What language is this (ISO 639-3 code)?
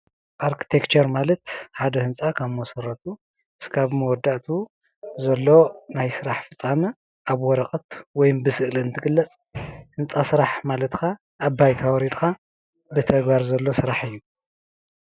tir